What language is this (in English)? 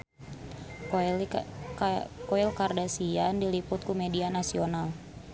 Sundanese